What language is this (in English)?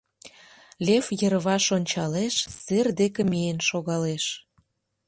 Mari